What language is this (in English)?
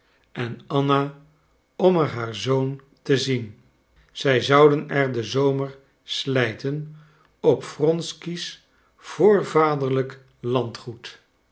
Dutch